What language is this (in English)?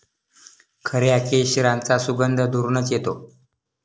Marathi